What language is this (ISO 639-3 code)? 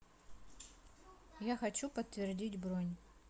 rus